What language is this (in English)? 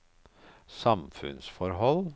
Norwegian